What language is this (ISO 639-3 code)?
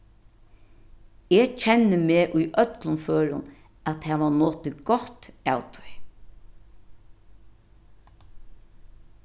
fao